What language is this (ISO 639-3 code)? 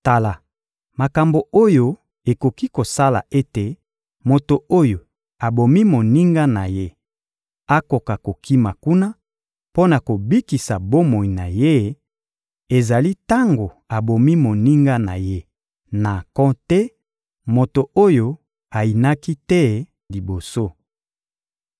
lin